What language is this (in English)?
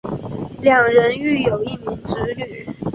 Chinese